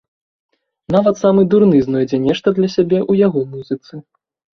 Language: Belarusian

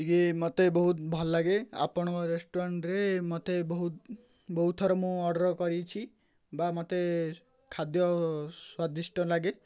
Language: Odia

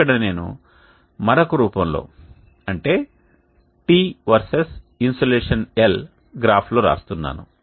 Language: Telugu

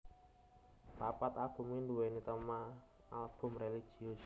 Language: Javanese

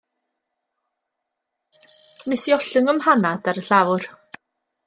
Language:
Welsh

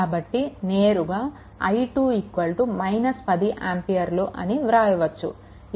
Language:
Telugu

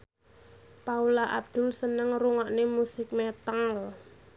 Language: Javanese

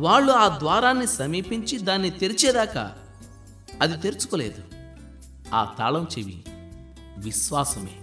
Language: Telugu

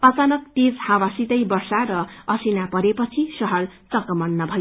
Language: Nepali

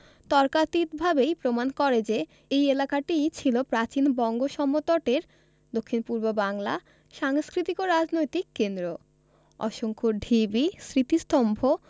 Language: Bangla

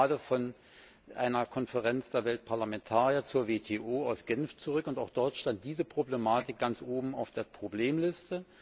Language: German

